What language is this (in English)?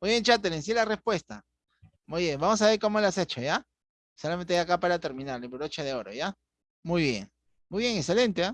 Spanish